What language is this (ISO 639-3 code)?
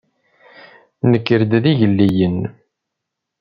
kab